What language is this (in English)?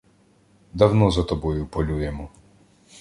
Ukrainian